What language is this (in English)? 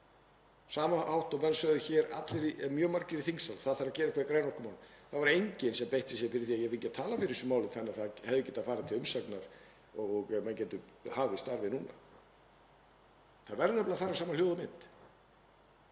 Icelandic